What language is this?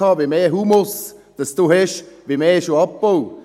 Swiss German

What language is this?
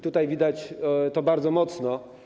Polish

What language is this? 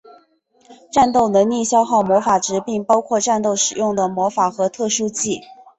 Chinese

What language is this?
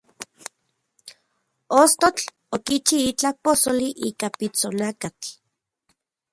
Central Puebla Nahuatl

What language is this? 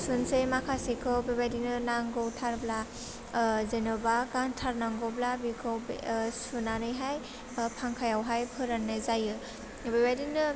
Bodo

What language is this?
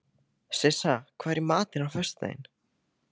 Icelandic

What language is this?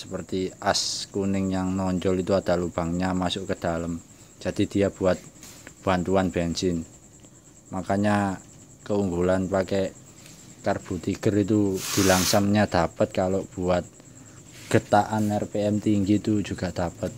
Indonesian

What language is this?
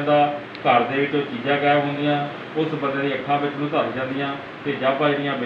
Hindi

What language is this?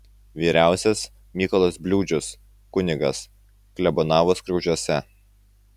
Lithuanian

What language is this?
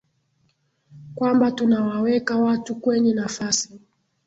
Swahili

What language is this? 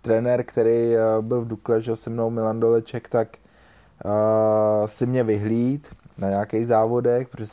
Czech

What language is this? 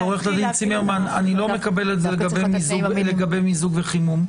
Hebrew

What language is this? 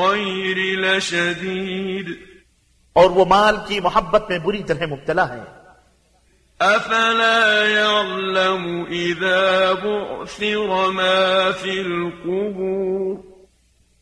Arabic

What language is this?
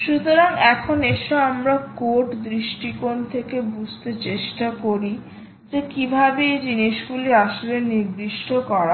Bangla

